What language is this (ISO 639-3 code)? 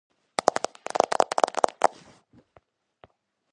kat